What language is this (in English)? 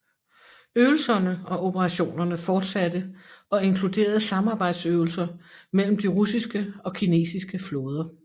Danish